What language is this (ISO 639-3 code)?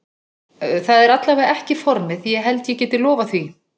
isl